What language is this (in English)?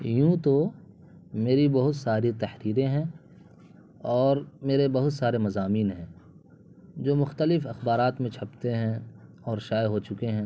Urdu